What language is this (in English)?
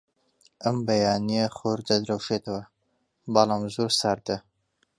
Central Kurdish